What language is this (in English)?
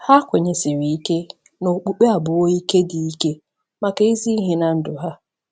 Igbo